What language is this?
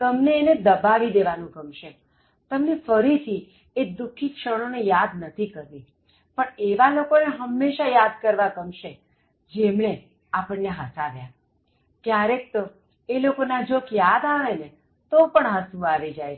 Gujarati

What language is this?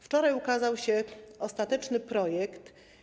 Polish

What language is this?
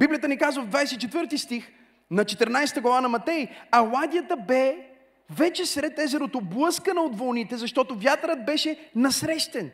Bulgarian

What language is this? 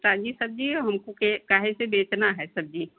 Hindi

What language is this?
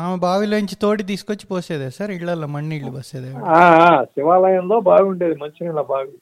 Telugu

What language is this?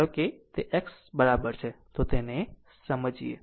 Gujarati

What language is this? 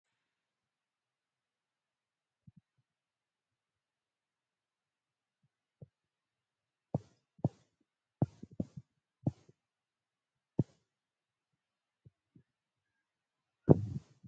Oromo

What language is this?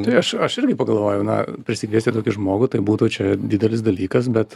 Lithuanian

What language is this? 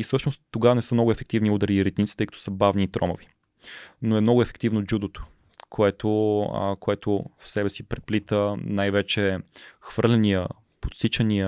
Bulgarian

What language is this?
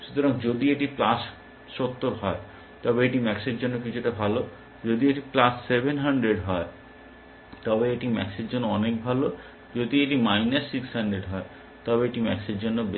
Bangla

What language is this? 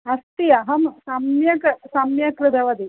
Sanskrit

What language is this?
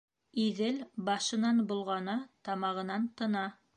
Bashkir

